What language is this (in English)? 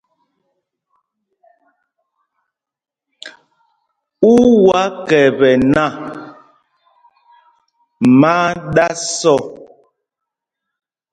Mpumpong